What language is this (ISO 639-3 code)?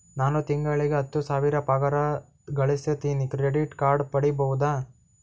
kan